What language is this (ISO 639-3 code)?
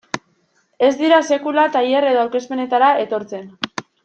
eus